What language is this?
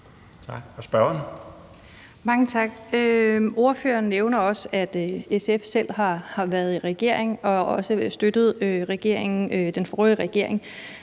Danish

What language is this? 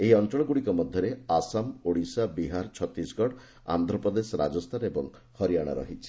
Odia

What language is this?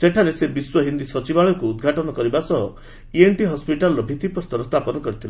Odia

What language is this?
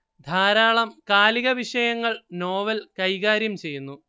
Malayalam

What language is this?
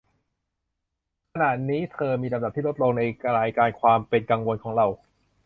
Thai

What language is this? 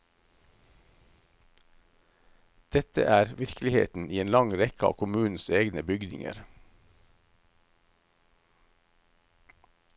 Norwegian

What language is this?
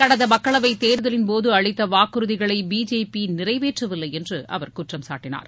Tamil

